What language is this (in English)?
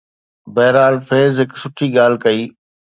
Sindhi